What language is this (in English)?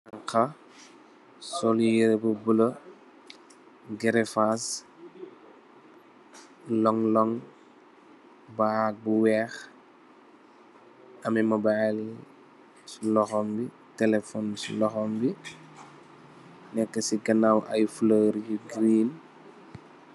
Wolof